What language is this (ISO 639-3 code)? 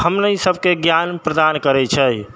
mai